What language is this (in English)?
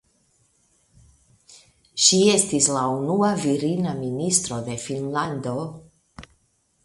Esperanto